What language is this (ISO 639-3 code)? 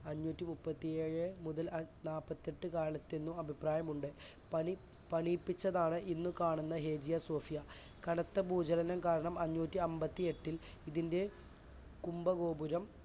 mal